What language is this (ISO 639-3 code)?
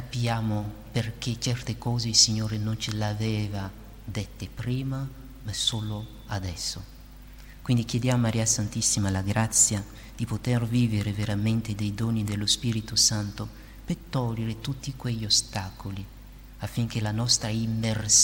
ita